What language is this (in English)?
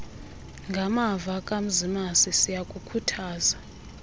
Xhosa